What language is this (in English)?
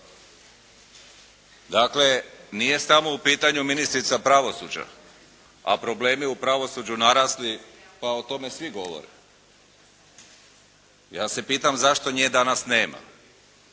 Croatian